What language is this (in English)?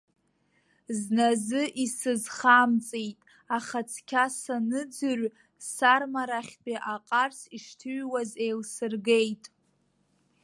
Abkhazian